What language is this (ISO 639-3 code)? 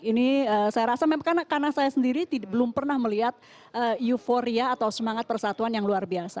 ind